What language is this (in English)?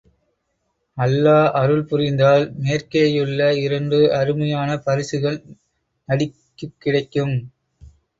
Tamil